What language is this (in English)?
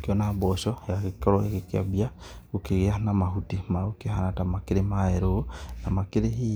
Kikuyu